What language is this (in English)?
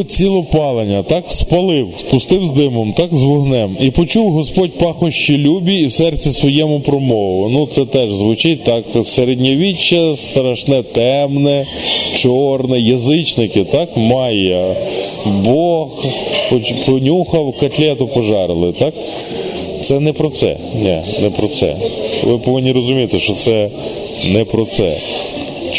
Ukrainian